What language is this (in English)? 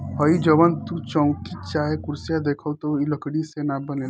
Bhojpuri